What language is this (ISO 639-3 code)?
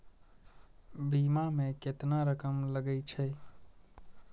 mai